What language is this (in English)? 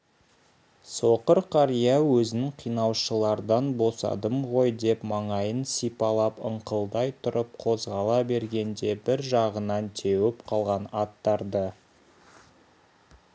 Kazakh